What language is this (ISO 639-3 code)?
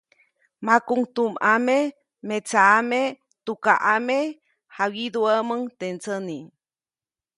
zoc